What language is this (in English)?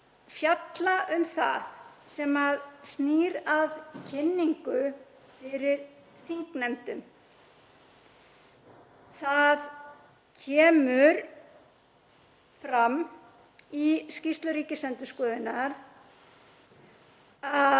Icelandic